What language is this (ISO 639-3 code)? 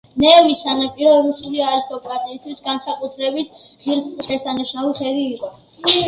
kat